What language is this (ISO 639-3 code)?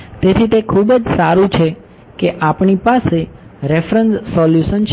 guj